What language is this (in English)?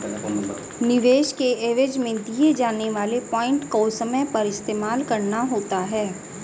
Hindi